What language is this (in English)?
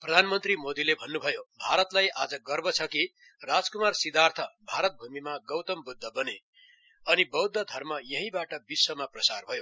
Nepali